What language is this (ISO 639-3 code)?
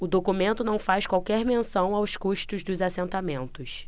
por